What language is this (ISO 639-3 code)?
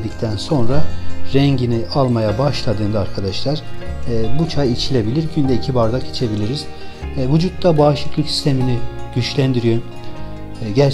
tur